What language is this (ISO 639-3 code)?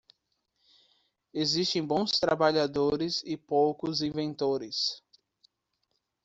por